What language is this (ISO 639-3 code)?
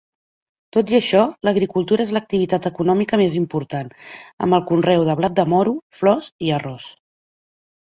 cat